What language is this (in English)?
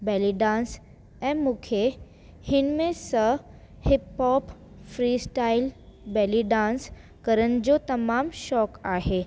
Sindhi